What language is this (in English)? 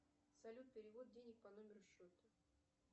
Russian